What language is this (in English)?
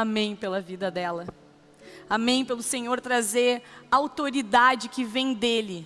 Portuguese